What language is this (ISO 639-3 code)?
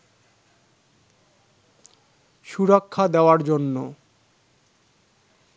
ben